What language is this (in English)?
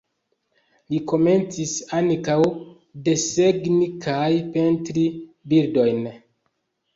Esperanto